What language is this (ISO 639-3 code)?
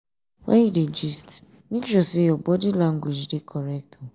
pcm